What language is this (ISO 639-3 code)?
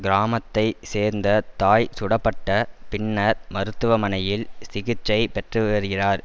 tam